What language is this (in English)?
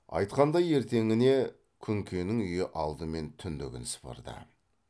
Kazakh